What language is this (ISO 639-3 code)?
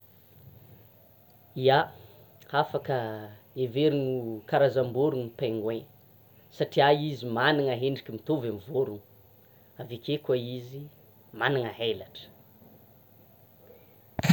xmw